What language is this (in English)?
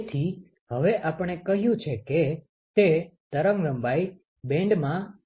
Gujarati